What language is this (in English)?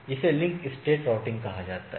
Hindi